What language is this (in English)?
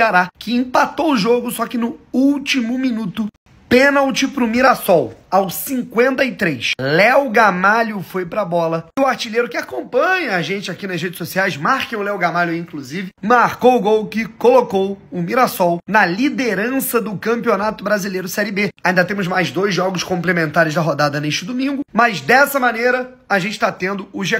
Portuguese